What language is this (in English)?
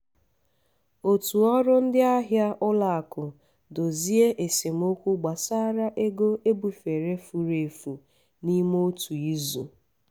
Igbo